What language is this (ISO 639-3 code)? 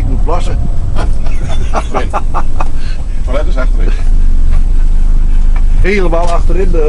nld